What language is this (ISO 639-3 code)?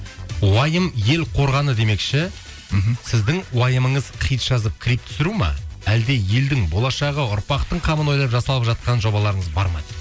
kaz